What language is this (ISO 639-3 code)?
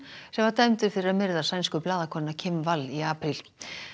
isl